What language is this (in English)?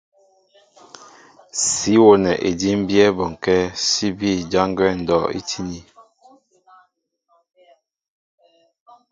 Mbo (Cameroon)